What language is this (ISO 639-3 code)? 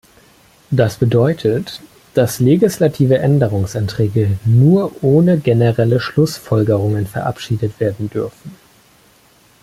deu